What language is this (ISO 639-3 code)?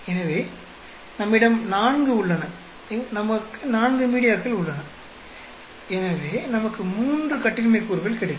tam